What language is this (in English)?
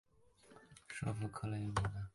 Chinese